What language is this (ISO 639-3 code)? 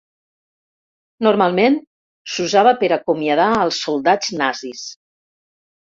cat